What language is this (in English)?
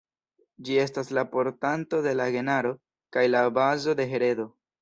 Esperanto